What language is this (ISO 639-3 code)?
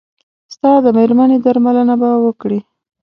pus